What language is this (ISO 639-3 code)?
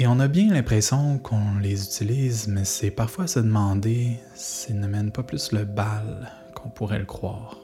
fra